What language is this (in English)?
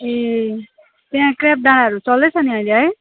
Nepali